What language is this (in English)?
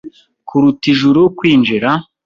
Kinyarwanda